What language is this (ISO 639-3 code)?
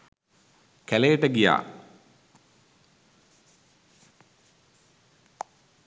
sin